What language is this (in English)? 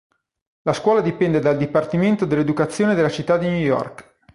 Italian